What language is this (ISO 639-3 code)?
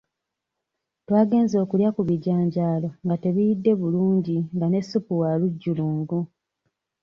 lug